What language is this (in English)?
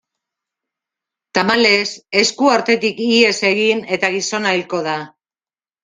Basque